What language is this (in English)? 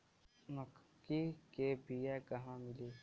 Bhojpuri